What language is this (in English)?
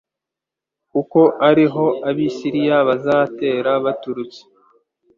Kinyarwanda